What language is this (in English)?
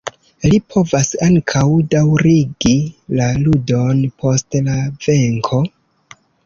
Esperanto